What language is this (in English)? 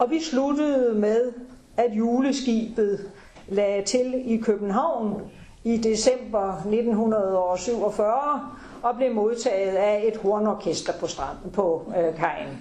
Danish